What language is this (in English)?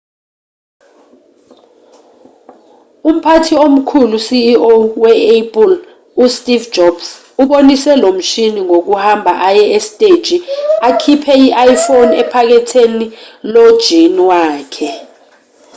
Zulu